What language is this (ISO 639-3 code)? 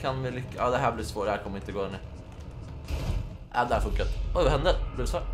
swe